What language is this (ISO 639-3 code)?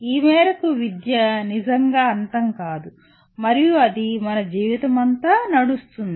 tel